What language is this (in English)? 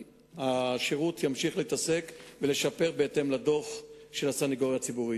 Hebrew